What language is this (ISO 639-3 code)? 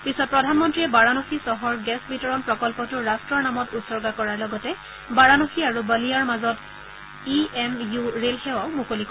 asm